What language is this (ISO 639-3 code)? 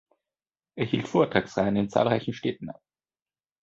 deu